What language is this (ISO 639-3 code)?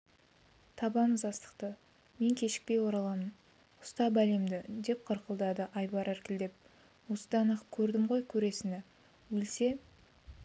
kaz